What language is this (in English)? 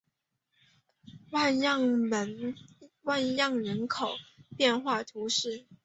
Chinese